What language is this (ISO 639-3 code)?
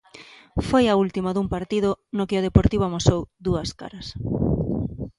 glg